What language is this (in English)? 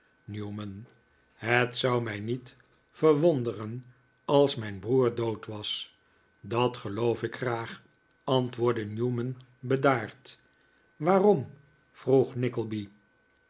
Dutch